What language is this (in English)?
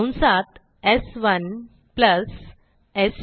Marathi